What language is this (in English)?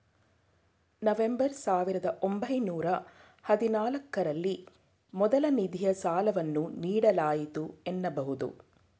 Kannada